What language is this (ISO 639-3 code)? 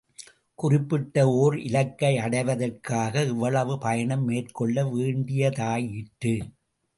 tam